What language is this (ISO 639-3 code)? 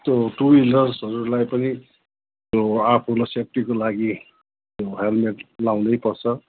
nep